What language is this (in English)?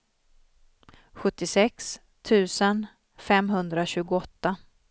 Swedish